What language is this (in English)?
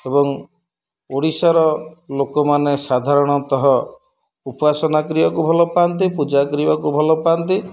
Odia